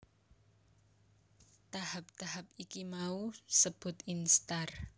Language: Javanese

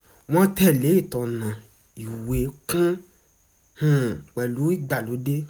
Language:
Yoruba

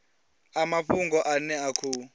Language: Venda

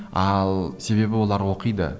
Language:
Kazakh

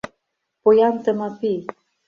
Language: Mari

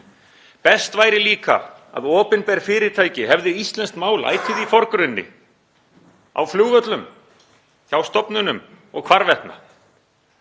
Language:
Icelandic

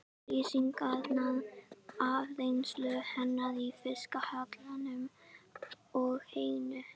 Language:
Icelandic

